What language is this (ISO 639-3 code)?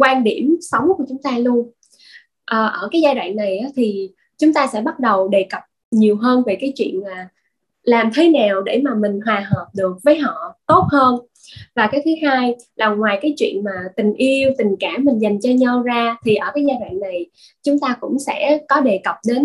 vie